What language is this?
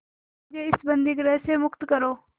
Hindi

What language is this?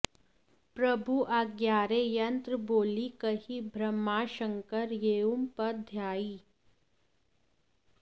Sanskrit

